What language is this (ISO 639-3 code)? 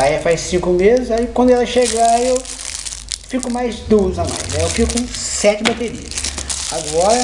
por